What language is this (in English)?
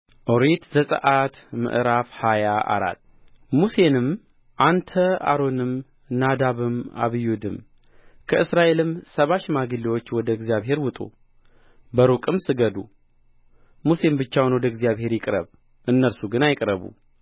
Amharic